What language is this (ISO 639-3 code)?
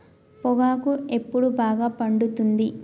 tel